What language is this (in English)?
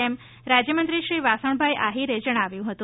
Gujarati